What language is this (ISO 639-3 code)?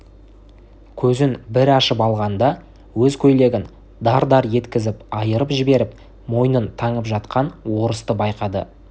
kaz